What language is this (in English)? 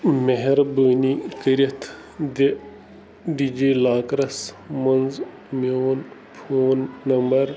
Kashmiri